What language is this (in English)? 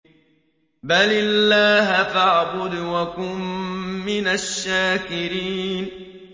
Arabic